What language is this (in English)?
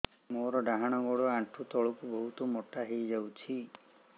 Odia